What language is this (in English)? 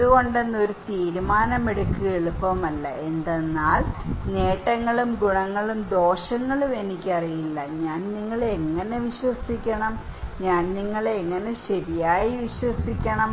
Malayalam